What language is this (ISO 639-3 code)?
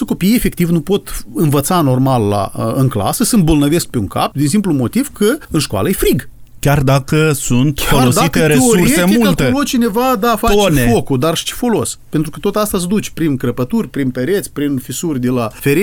ron